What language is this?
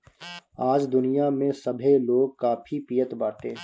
Bhojpuri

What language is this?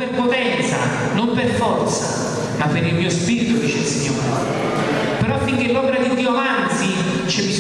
Italian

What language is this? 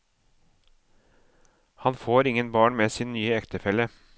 Norwegian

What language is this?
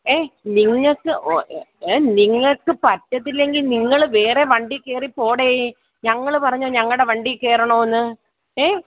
Malayalam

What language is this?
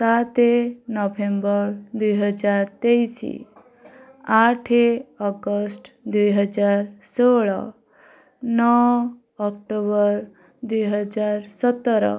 Odia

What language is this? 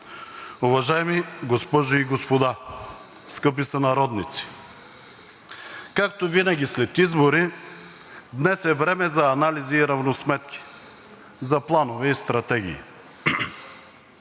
Bulgarian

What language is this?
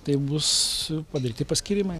Lithuanian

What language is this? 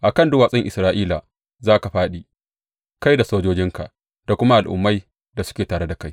Hausa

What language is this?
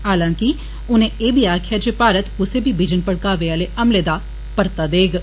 Dogri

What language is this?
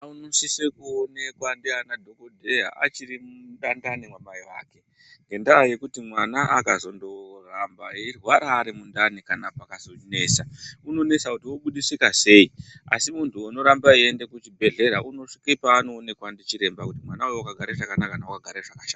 Ndau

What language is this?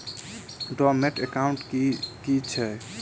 Maithili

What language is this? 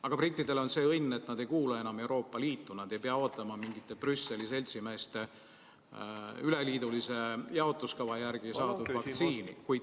Estonian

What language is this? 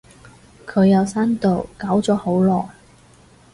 Cantonese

